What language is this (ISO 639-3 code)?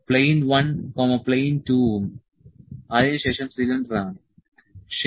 mal